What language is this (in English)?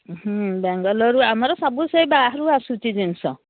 Odia